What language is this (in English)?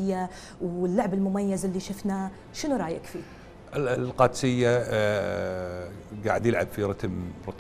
Arabic